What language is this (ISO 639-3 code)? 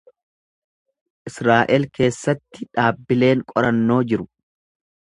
orm